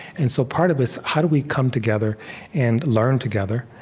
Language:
English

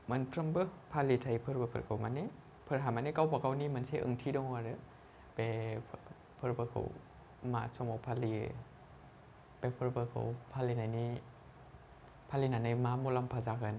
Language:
Bodo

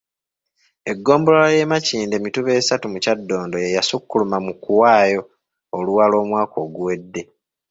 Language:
Ganda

